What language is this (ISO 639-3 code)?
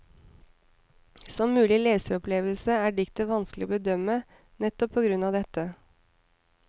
nor